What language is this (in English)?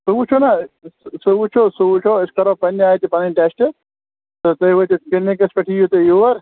Kashmiri